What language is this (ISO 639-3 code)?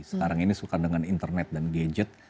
ind